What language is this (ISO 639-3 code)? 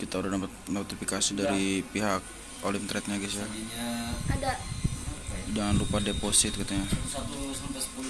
ind